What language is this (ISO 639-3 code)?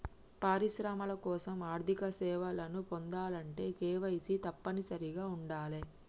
tel